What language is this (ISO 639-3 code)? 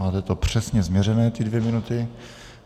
ces